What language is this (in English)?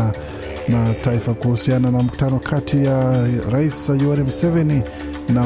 Swahili